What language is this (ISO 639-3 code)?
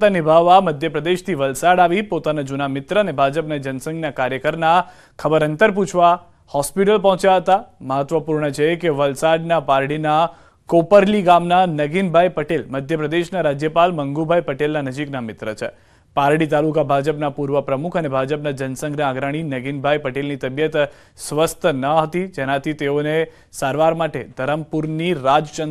guj